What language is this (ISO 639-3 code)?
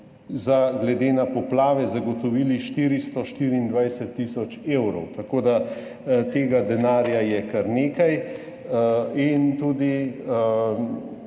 slv